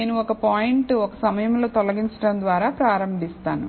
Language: Telugu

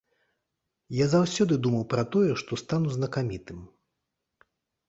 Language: Belarusian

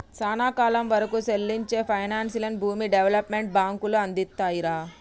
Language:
Telugu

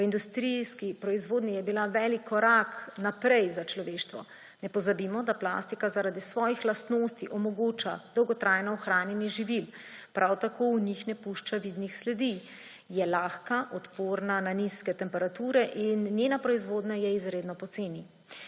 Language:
Slovenian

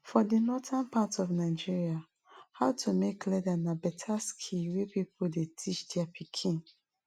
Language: Nigerian Pidgin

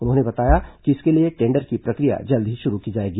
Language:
Hindi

